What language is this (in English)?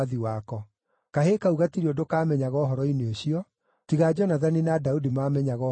Kikuyu